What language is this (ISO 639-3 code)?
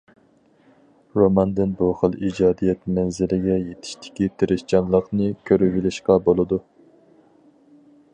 uig